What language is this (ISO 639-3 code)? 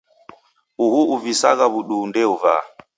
dav